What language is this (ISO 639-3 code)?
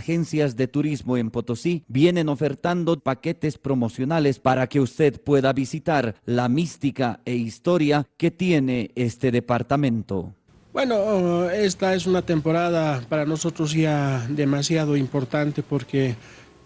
spa